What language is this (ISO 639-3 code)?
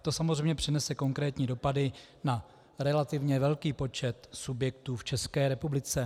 ces